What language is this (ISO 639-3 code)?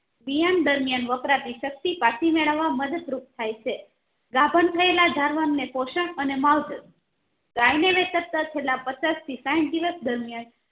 guj